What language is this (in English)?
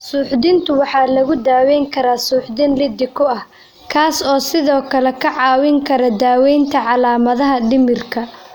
Somali